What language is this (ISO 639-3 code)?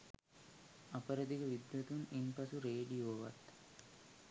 sin